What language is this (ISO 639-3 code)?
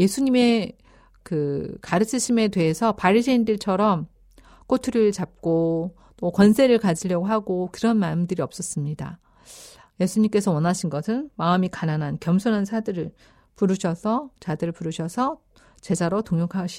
kor